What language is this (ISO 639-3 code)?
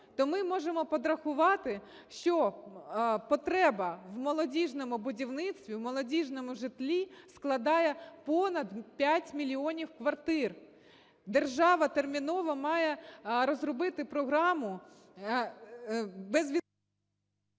ukr